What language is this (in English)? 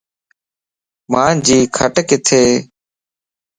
Lasi